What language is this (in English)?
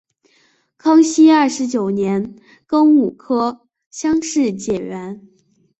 Chinese